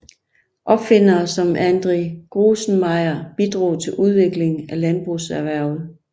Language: Danish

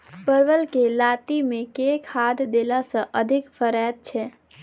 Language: Maithili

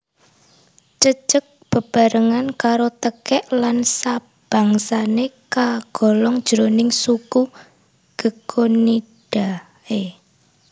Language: Javanese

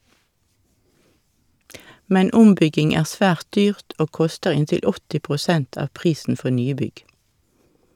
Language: Norwegian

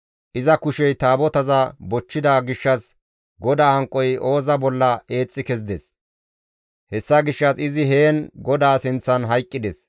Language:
Gamo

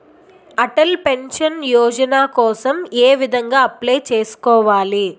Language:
Telugu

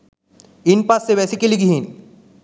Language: Sinhala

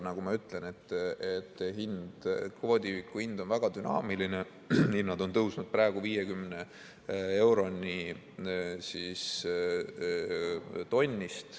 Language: Estonian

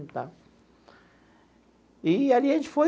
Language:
Portuguese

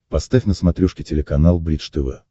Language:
Russian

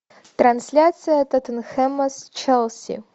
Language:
Russian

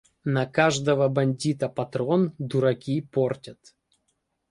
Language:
Ukrainian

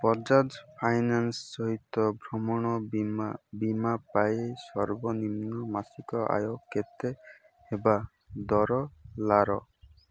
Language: Odia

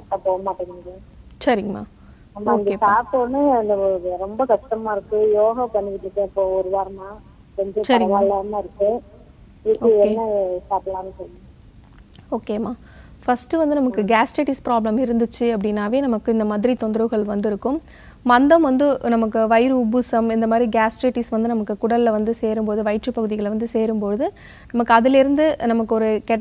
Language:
Hindi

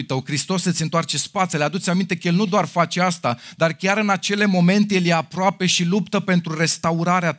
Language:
Romanian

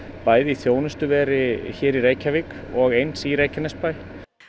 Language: Icelandic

